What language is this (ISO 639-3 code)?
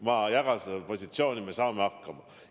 est